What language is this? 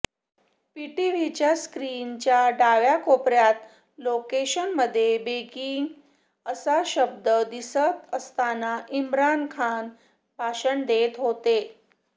Marathi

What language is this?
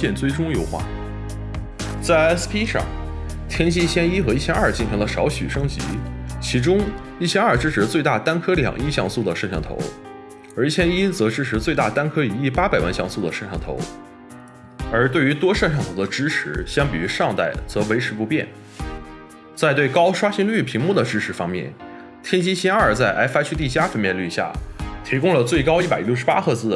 Chinese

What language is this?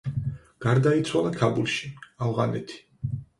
Georgian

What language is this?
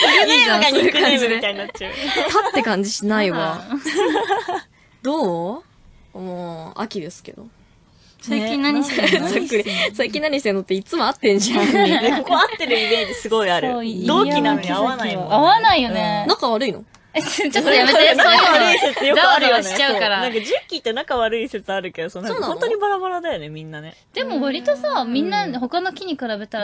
Japanese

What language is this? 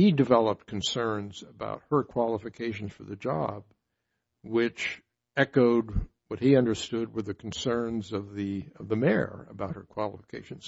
English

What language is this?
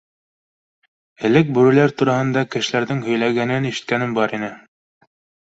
Bashkir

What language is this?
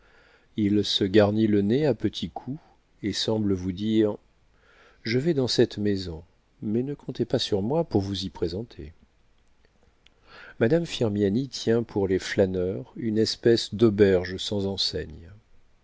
French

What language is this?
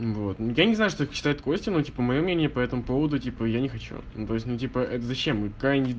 Russian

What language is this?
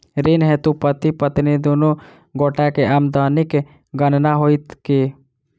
Maithili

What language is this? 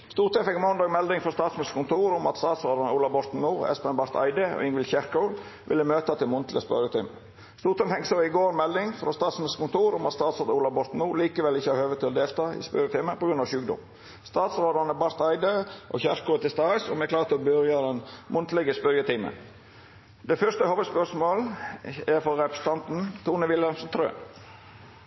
Norwegian Nynorsk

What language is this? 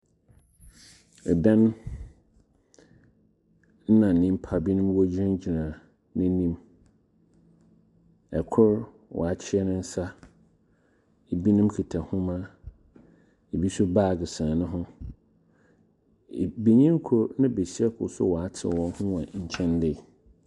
Akan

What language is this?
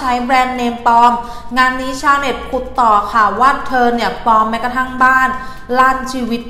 Thai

